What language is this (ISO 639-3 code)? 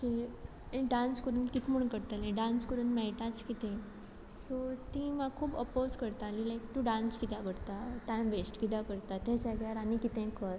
kok